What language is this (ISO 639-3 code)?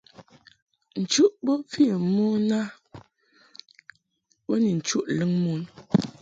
mhk